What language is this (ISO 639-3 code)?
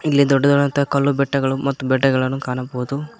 kan